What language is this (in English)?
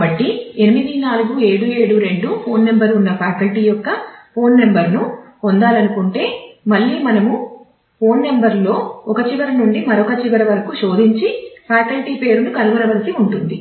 Telugu